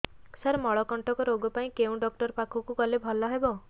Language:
Odia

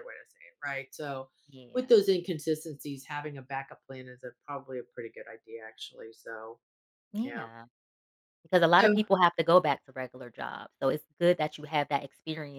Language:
English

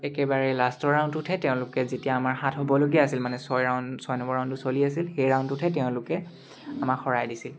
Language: Assamese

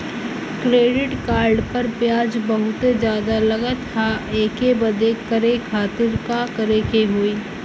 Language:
Bhojpuri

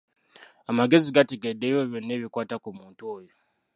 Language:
Ganda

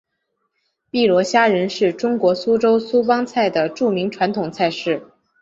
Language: Chinese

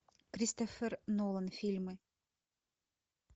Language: Russian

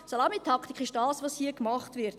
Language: Swiss German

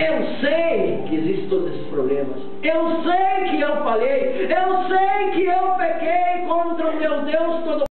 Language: Portuguese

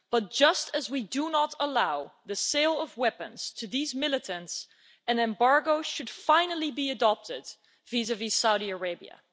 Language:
English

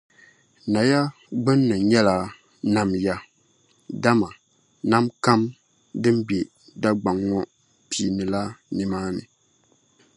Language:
Dagbani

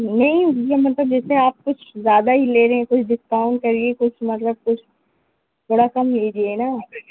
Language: Urdu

